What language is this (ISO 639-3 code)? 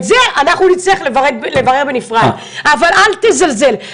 heb